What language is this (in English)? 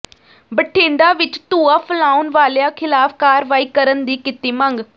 Punjabi